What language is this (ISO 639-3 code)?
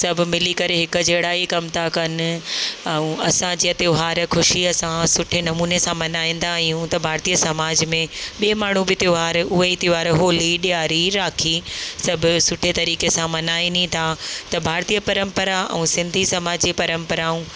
snd